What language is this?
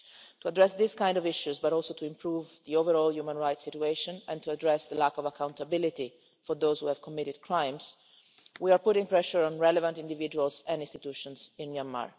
English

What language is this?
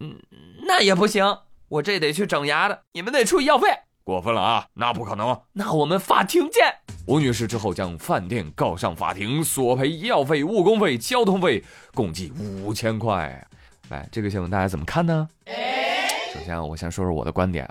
Chinese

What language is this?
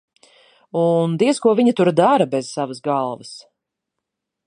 Latvian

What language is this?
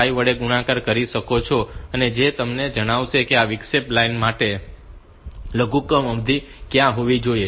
Gujarati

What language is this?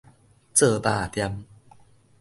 Min Nan Chinese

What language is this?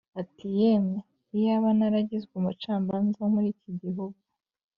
Kinyarwanda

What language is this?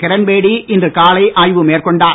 Tamil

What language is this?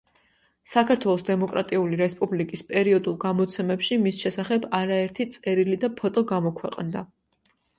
Georgian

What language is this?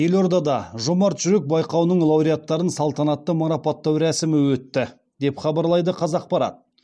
Kazakh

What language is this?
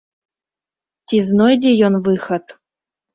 Belarusian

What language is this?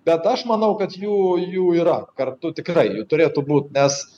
Lithuanian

